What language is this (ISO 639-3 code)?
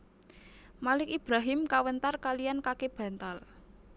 jav